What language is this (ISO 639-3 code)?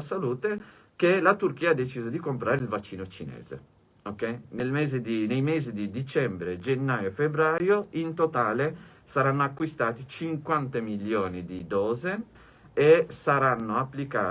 ita